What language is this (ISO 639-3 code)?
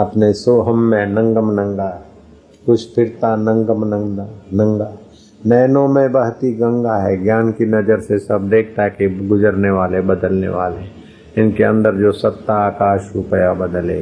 hin